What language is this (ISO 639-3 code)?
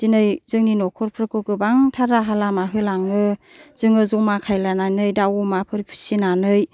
brx